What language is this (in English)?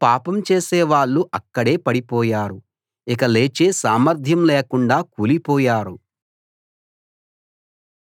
Telugu